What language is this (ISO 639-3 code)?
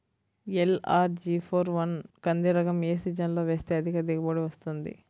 tel